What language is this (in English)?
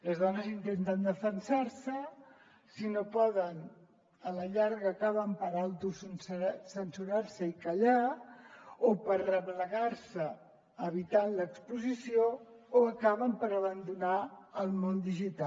Catalan